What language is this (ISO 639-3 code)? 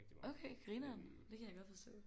dan